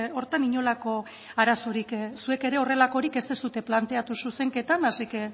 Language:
Basque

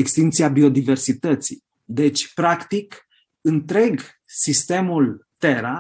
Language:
Romanian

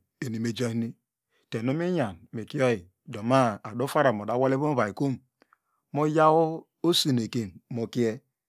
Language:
Degema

